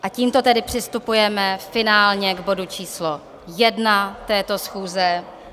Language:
Czech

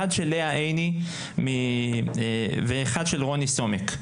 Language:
Hebrew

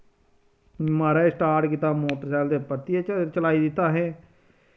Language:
Dogri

